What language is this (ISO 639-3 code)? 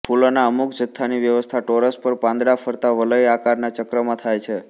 guj